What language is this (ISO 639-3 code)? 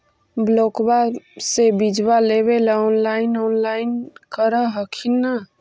mag